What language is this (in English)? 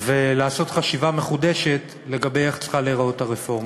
Hebrew